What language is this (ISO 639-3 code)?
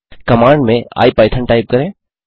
hin